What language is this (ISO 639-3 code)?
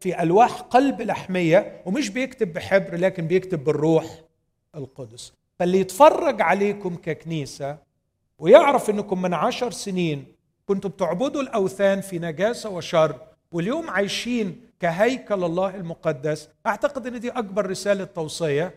ara